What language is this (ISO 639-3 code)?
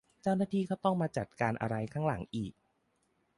tha